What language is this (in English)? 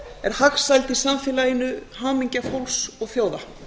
Icelandic